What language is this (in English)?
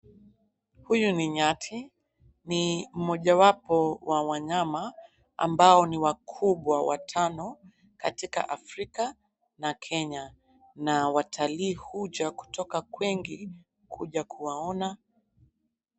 Swahili